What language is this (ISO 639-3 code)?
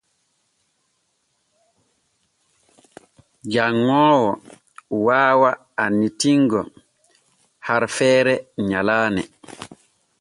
fue